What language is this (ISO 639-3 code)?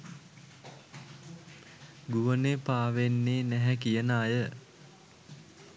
sin